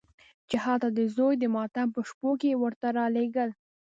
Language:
Pashto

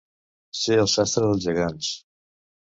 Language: Catalan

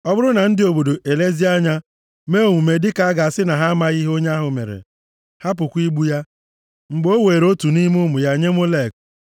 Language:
Igbo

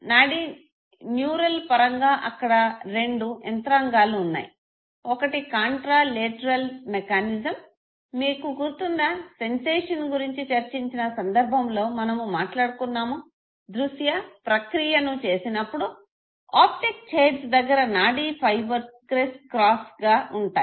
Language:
Telugu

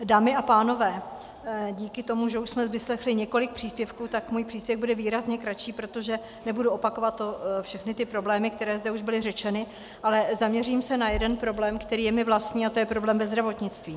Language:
Czech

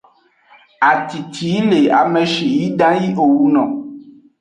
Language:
Aja (Benin)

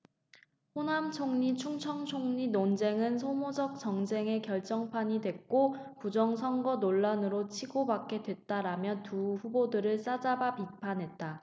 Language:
Korean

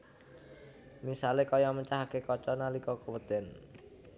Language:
Javanese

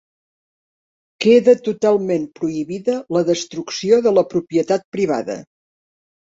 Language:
Catalan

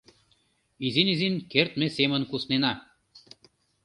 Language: Mari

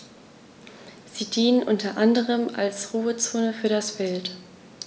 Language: German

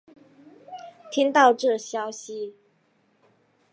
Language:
Chinese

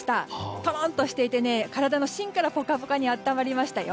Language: Japanese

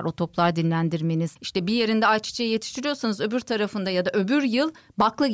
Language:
Turkish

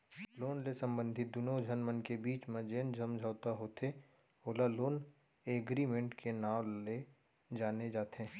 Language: Chhattisgarhi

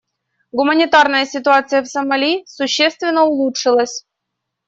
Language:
Russian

